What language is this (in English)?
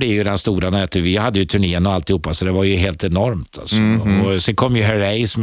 Swedish